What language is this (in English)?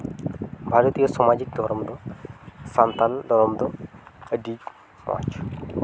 Santali